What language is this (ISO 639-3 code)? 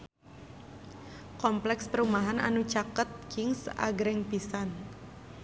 sun